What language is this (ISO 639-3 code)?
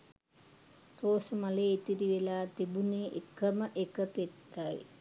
sin